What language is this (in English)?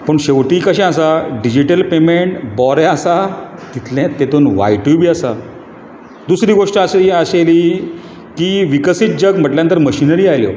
Konkani